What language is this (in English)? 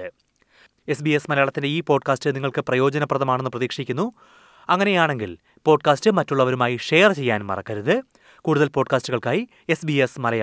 Malayalam